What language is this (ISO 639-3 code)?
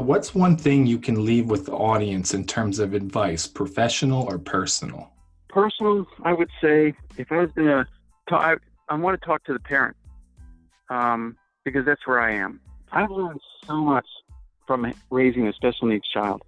eng